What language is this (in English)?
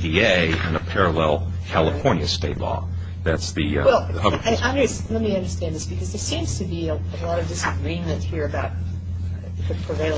English